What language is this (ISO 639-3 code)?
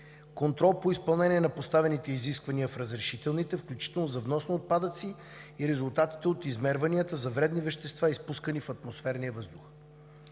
bul